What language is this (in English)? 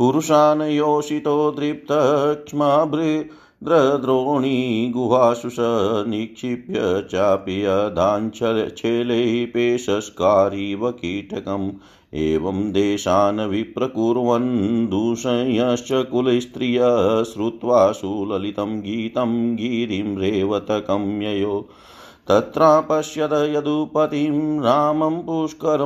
Hindi